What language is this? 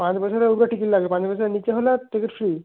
Bangla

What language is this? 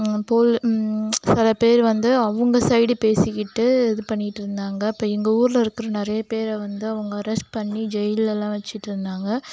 Tamil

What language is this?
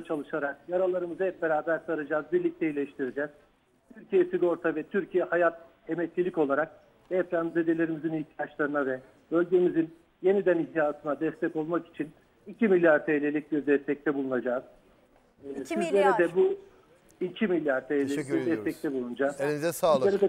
Turkish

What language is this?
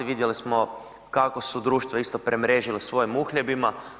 Croatian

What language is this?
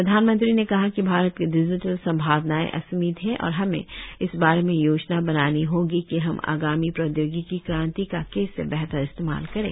Hindi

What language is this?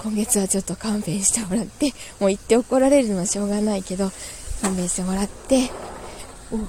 Japanese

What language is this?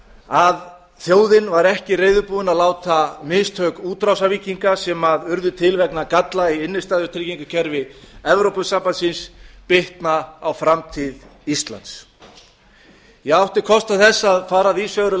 Icelandic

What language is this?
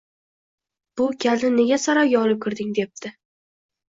Uzbek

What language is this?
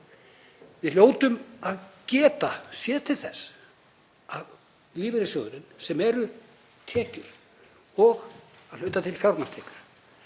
Icelandic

